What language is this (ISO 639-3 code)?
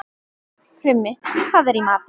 isl